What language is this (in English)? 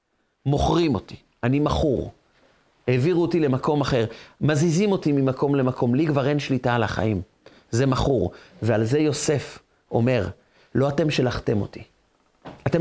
Hebrew